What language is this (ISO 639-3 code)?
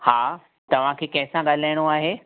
snd